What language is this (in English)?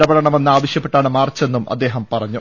Malayalam